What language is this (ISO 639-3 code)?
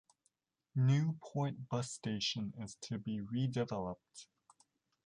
eng